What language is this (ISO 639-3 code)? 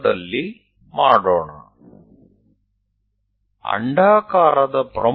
guj